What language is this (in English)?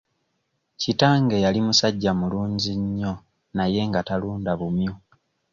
Ganda